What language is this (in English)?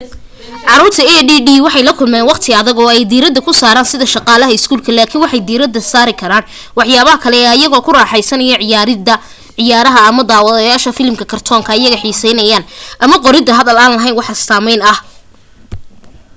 Somali